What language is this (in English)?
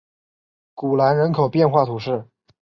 Chinese